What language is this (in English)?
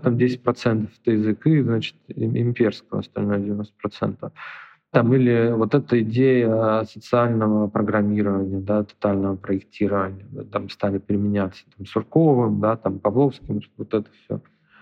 Russian